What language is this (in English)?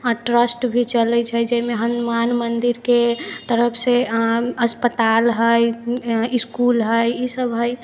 Maithili